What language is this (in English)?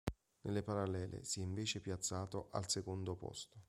Italian